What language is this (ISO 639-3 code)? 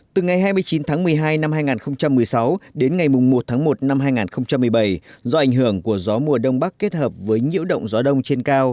vie